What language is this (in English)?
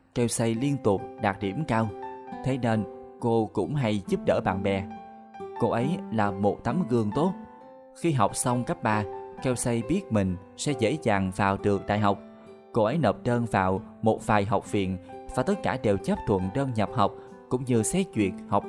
Vietnamese